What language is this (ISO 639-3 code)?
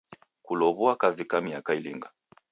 dav